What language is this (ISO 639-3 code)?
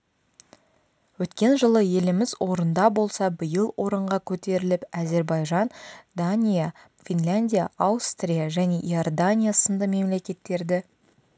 kaz